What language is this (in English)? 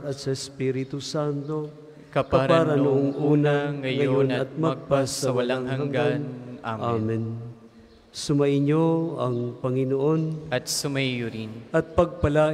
Filipino